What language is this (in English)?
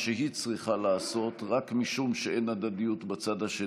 Hebrew